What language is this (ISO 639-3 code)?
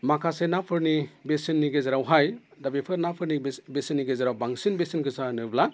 brx